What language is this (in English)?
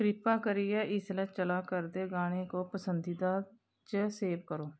Dogri